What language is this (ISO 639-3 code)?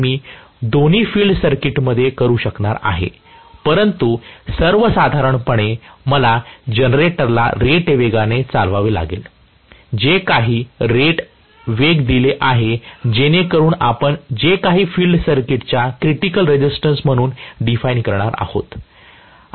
mar